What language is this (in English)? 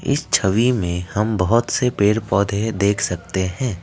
Hindi